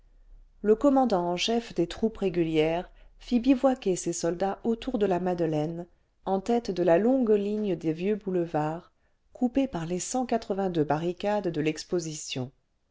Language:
French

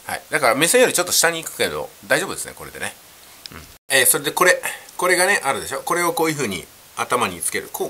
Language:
Japanese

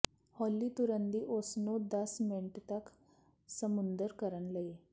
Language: Punjabi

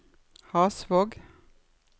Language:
Norwegian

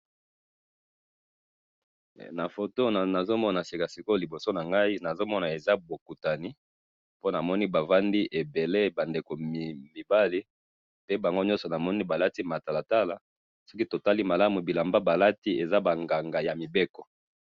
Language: Lingala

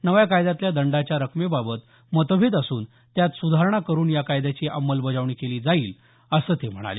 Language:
Marathi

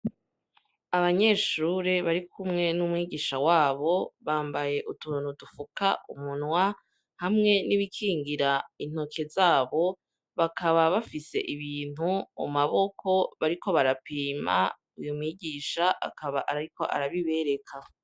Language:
Rundi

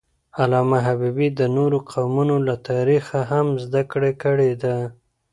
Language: Pashto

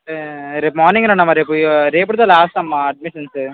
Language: Telugu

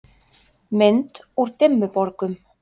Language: Icelandic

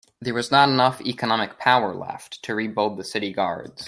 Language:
English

